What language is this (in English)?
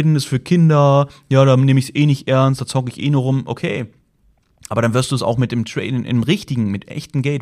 German